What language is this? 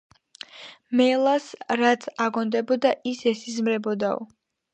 Georgian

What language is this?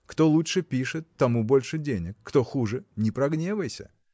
Russian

